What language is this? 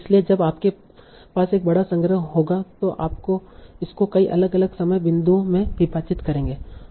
Hindi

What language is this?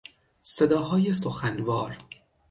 Persian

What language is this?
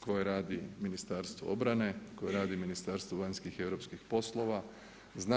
Croatian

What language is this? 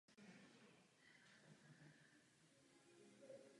Czech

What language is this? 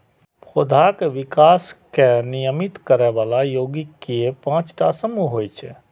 Maithili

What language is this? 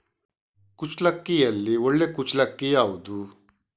Kannada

